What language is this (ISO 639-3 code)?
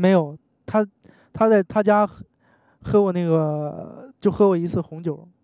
zho